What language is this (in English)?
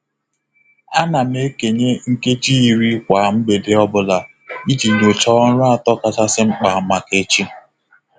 Igbo